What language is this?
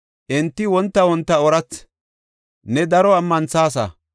Gofa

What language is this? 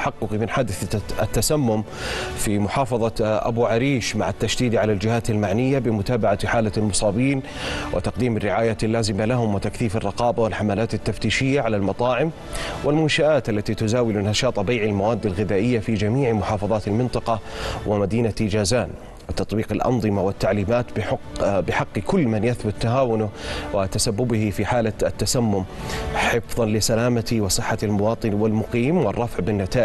Arabic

